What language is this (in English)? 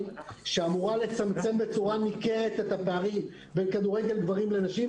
Hebrew